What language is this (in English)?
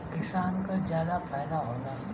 Bhojpuri